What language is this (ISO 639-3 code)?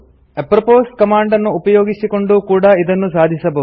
kan